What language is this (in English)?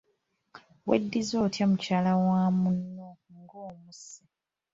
Ganda